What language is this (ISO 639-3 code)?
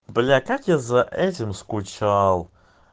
rus